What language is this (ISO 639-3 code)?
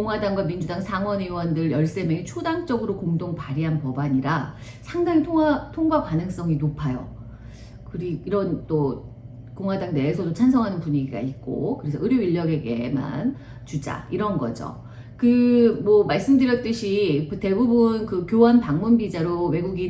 kor